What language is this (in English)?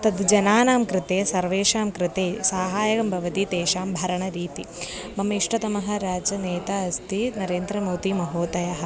Sanskrit